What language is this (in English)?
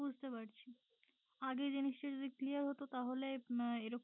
Bangla